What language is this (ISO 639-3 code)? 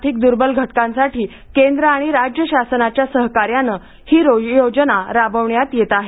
mar